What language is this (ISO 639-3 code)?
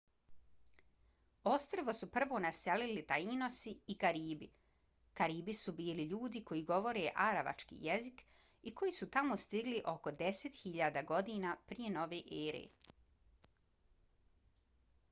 bos